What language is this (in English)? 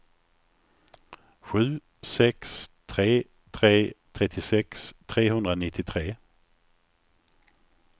Swedish